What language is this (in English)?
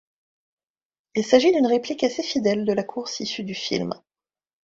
French